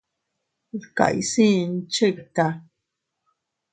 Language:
Teutila Cuicatec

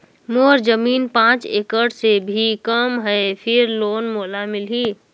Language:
Chhattisgarhi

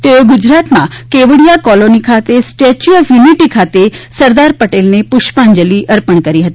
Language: Gujarati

